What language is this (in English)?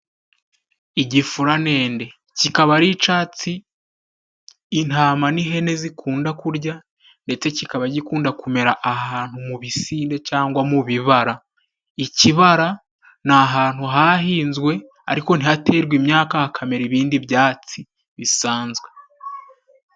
Kinyarwanda